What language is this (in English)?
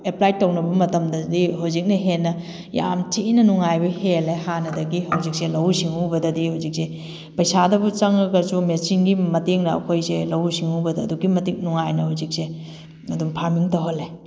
Manipuri